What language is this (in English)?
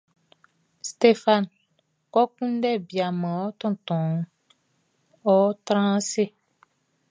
Baoulé